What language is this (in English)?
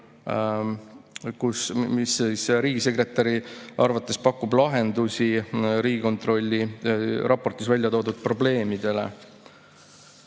Estonian